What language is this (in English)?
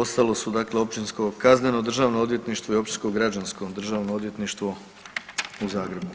Croatian